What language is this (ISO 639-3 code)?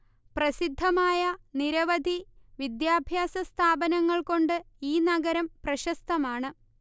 mal